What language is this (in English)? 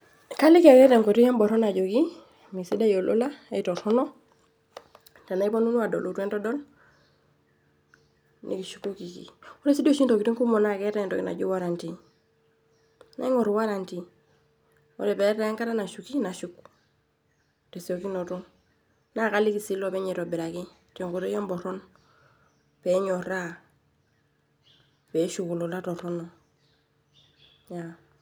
Masai